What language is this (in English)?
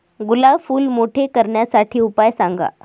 Marathi